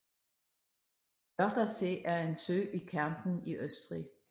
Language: Danish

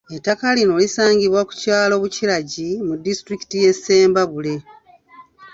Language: Ganda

